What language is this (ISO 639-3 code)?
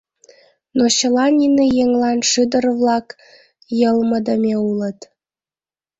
chm